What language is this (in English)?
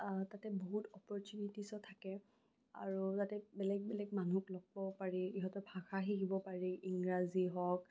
Assamese